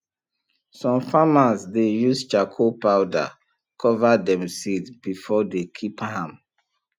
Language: Nigerian Pidgin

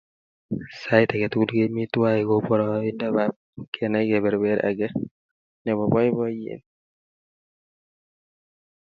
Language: Kalenjin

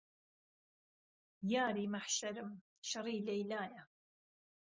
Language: Central Kurdish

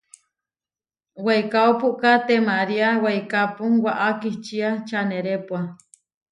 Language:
Huarijio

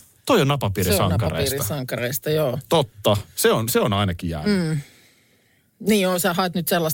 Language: Finnish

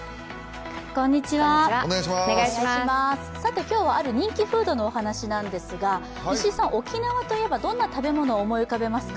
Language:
Japanese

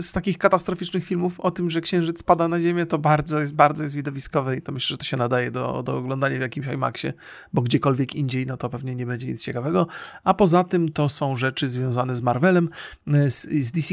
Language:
Polish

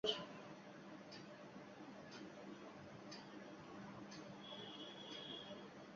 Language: Bangla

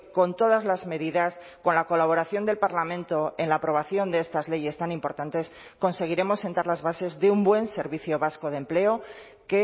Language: Spanish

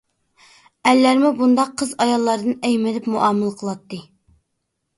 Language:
Uyghur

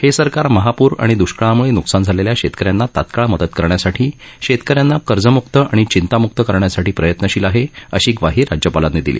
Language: Marathi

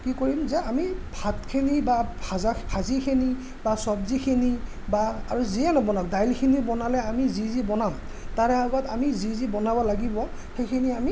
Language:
Assamese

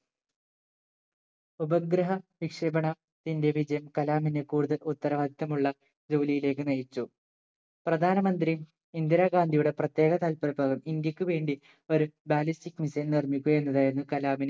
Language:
Malayalam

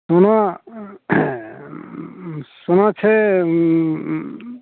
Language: Maithili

